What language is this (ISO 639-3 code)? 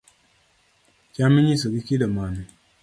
luo